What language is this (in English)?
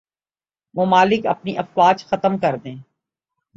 Urdu